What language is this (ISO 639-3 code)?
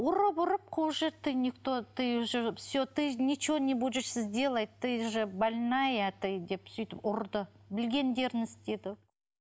kaz